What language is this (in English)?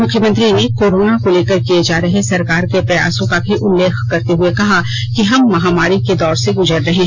Hindi